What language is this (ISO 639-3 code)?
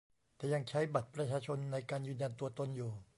tha